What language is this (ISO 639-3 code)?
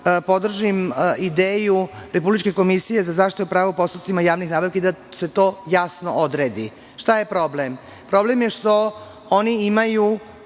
srp